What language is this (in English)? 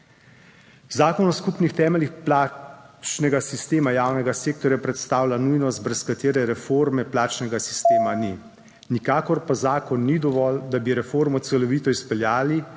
Slovenian